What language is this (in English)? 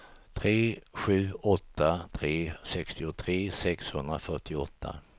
Swedish